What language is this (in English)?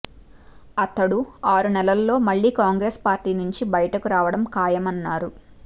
Telugu